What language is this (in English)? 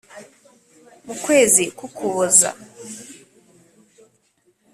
Kinyarwanda